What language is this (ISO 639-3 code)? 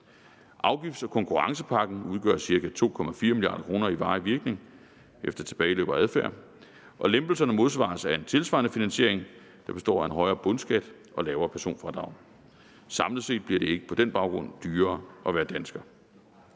dan